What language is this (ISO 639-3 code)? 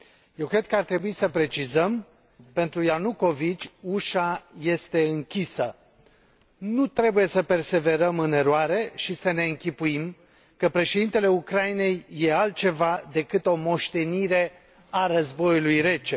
ron